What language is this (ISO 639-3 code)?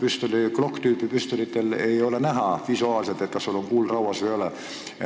est